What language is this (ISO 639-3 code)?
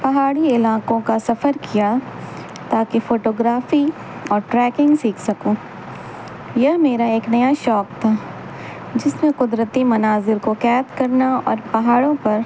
urd